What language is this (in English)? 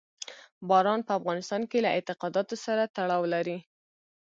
Pashto